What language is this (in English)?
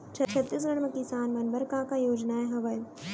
Chhattisgarhi